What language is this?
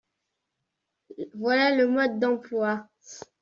French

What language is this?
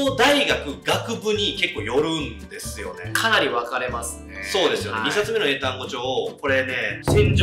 Japanese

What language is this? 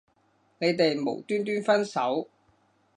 Cantonese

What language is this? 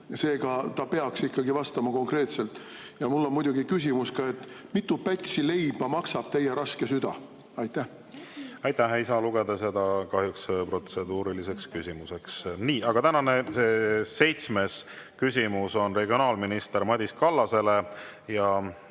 Estonian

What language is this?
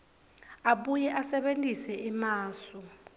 Swati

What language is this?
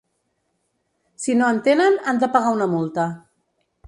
Catalan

